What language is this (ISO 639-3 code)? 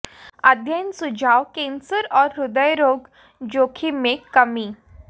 hin